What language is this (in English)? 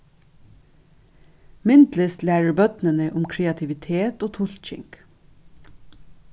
Faroese